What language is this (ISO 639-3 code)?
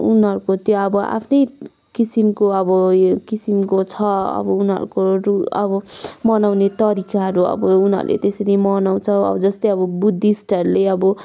nep